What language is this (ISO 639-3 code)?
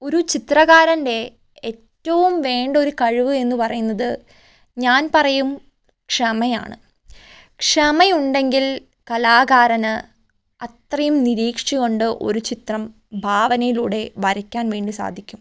mal